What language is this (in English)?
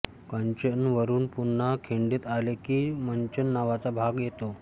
Marathi